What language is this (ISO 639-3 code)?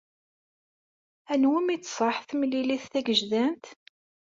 kab